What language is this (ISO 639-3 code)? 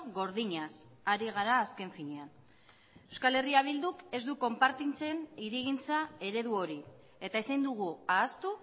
eus